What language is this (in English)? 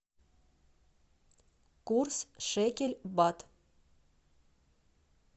Russian